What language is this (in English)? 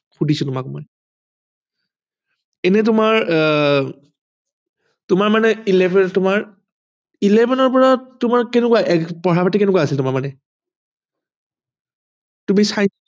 Assamese